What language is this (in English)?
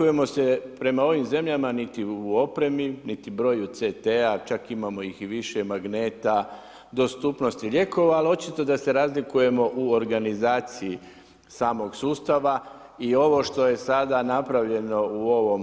Croatian